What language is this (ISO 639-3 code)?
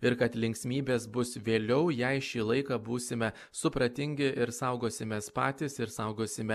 lit